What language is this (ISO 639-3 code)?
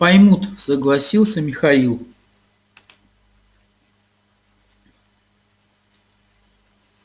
rus